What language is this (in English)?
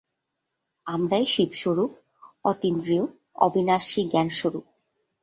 Bangla